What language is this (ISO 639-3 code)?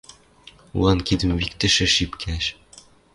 mrj